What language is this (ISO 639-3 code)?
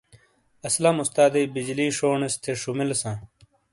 scl